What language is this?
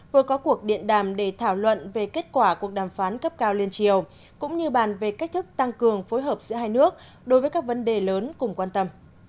Vietnamese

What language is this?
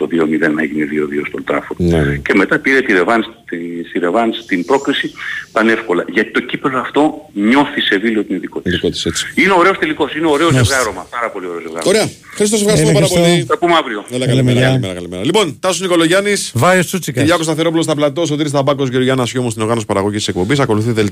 Greek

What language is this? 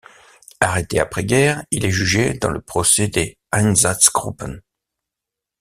French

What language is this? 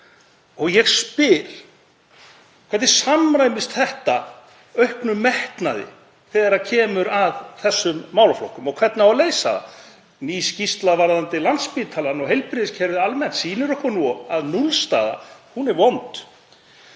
Icelandic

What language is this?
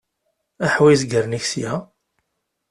Kabyle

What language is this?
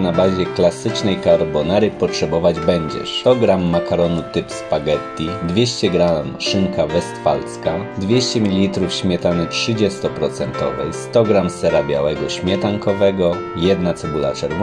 Polish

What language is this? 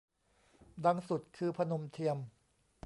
Thai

